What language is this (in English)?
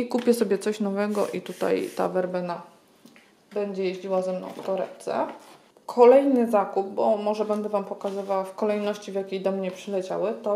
Polish